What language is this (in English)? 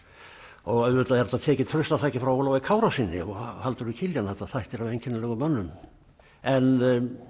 Icelandic